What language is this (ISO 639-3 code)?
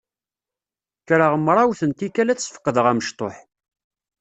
kab